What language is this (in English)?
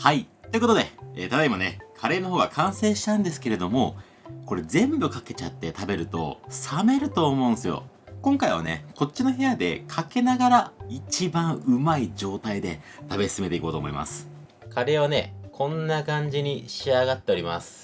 Japanese